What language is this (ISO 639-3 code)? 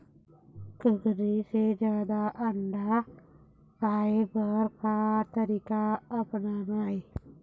hne